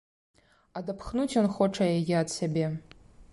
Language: Belarusian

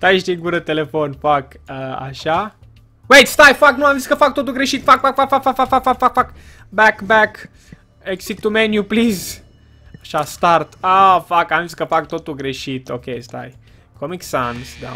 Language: Romanian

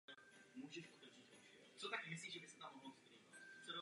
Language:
Czech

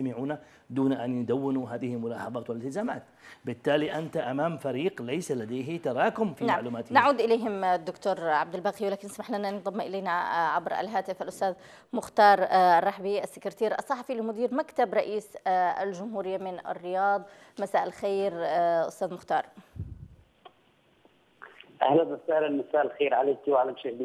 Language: Arabic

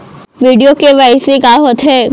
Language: Chhattisgarhi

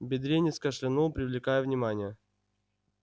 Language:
Russian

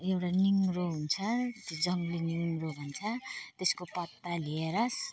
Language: Nepali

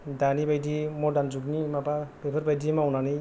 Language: Bodo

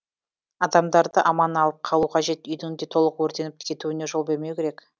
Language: Kazakh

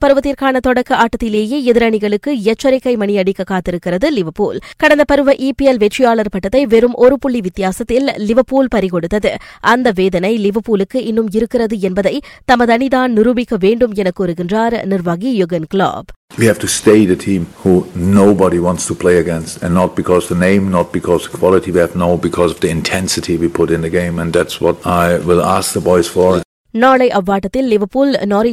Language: Tamil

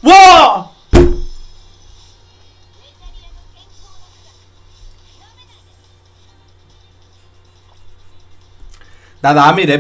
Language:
Korean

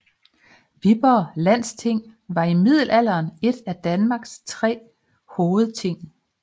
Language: Danish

